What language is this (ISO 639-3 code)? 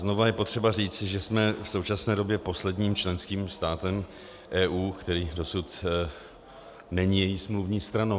ces